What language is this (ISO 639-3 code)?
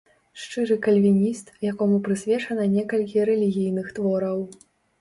bel